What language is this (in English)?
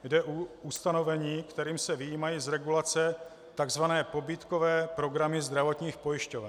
Czech